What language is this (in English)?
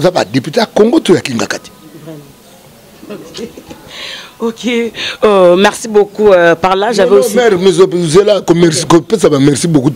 French